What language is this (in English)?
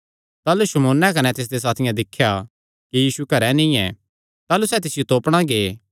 Kangri